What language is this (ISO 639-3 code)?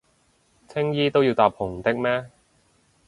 yue